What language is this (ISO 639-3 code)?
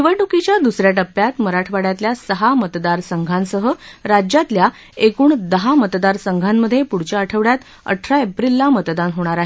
mar